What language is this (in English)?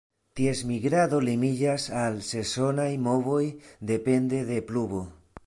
Esperanto